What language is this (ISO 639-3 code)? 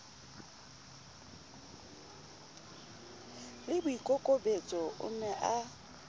sot